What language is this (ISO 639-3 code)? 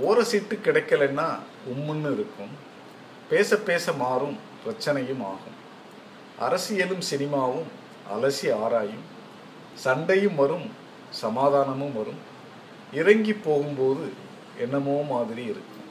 tam